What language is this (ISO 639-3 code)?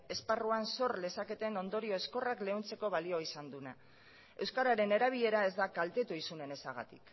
eus